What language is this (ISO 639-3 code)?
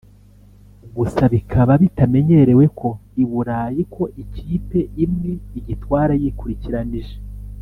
kin